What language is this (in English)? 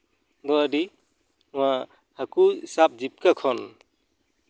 Santali